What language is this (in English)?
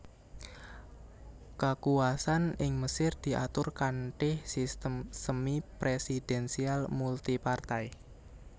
Javanese